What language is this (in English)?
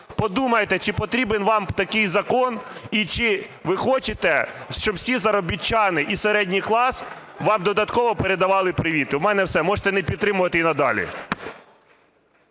Ukrainian